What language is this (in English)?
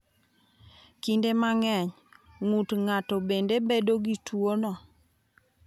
Luo (Kenya and Tanzania)